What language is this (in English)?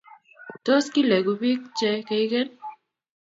Kalenjin